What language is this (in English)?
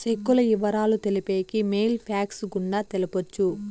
Telugu